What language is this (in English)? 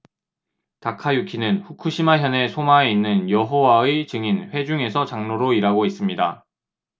Korean